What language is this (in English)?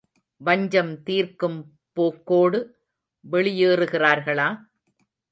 Tamil